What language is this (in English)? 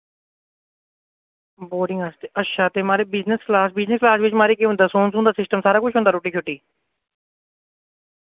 Dogri